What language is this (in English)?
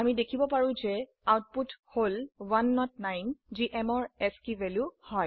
Assamese